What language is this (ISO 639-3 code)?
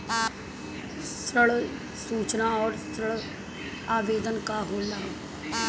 bho